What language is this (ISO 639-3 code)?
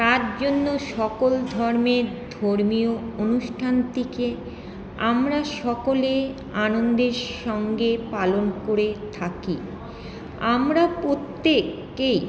ben